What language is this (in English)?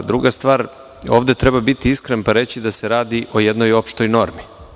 Serbian